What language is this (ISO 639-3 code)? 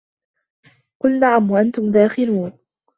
ara